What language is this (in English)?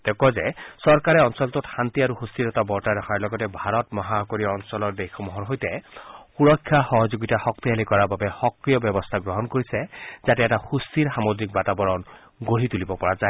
Assamese